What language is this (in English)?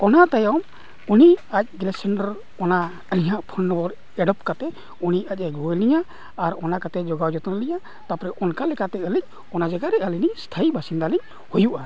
Santali